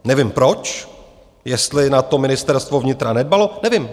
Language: Czech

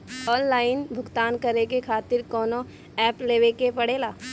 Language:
Bhojpuri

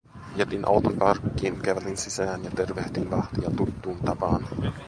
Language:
Finnish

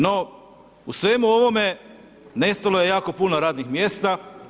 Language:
Croatian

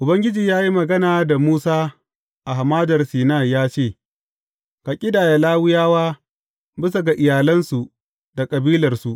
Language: Hausa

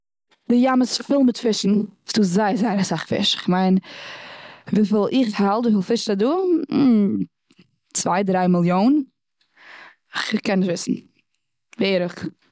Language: Yiddish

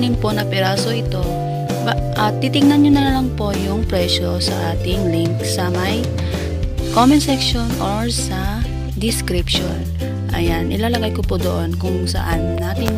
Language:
Filipino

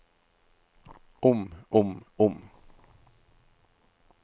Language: Norwegian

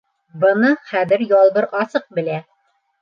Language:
Bashkir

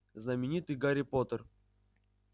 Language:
Russian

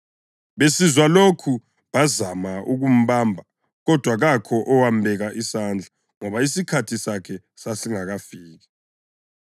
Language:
North Ndebele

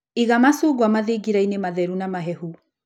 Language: Kikuyu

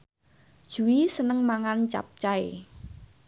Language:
Javanese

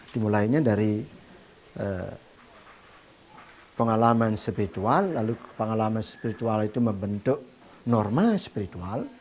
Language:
Indonesian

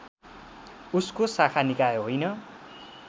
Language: Nepali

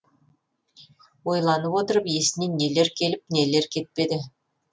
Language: Kazakh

